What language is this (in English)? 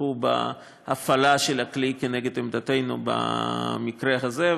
Hebrew